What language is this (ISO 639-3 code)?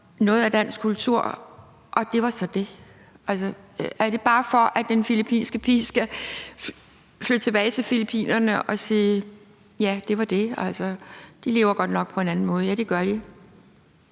dan